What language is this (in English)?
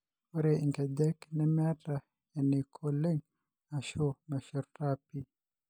Masai